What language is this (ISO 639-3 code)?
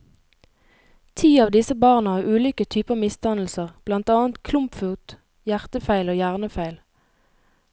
nor